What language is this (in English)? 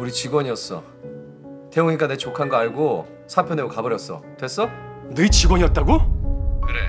Korean